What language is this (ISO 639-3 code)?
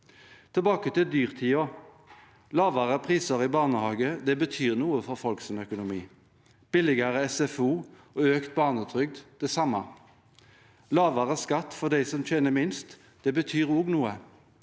nor